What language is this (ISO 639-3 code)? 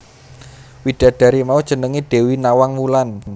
jav